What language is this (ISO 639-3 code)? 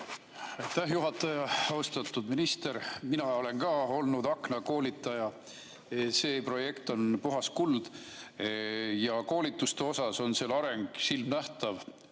est